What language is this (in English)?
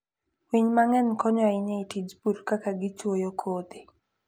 Luo (Kenya and Tanzania)